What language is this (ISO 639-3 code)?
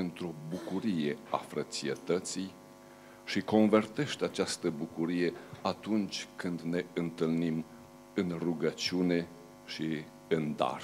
ron